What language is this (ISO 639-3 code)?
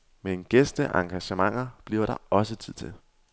dan